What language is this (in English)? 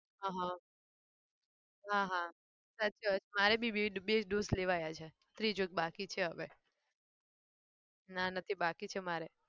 Gujarati